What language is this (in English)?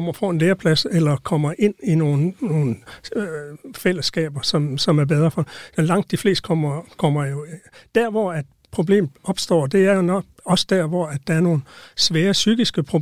Danish